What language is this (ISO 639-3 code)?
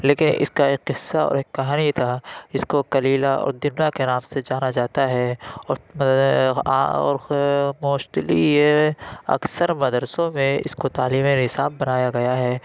urd